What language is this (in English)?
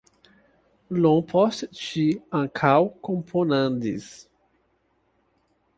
Esperanto